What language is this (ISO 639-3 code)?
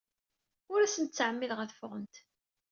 kab